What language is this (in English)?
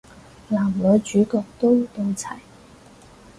Cantonese